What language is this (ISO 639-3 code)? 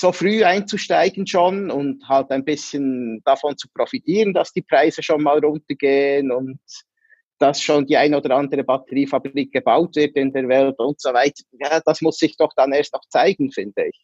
deu